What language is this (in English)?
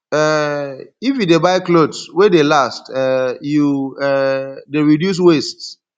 Nigerian Pidgin